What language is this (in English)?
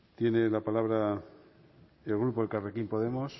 Spanish